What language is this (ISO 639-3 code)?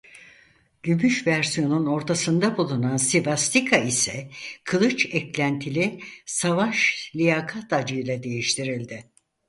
tur